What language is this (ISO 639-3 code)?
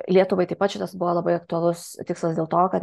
lit